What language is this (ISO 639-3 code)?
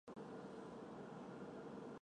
zho